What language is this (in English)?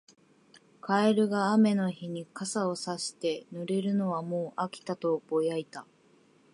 Japanese